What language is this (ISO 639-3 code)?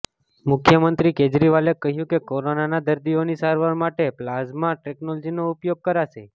guj